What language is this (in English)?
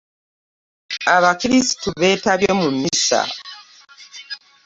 Ganda